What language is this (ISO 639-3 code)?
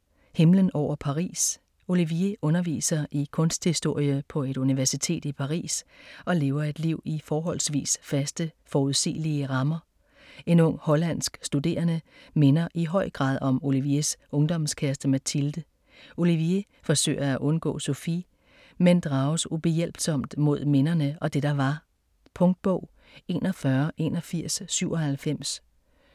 dan